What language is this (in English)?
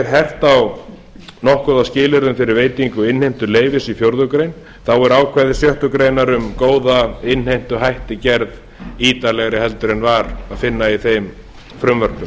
Icelandic